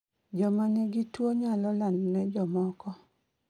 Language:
Luo (Kenya and Tanzania)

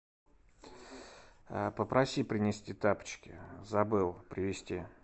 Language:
Russian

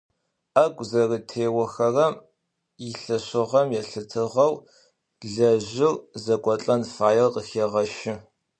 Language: Adyghe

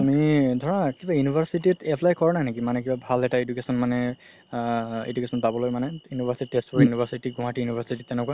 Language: Assamese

